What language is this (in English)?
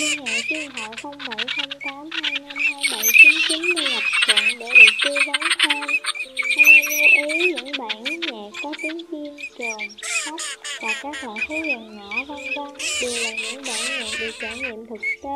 Vietnamese